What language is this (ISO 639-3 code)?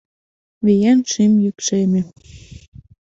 chm